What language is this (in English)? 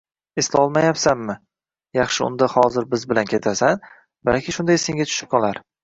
Uzbek